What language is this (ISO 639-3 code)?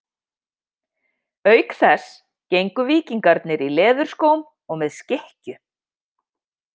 isl